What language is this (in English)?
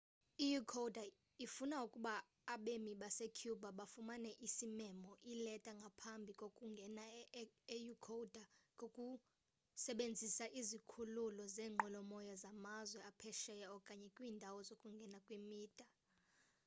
Xhosa